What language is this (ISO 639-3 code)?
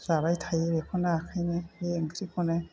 brx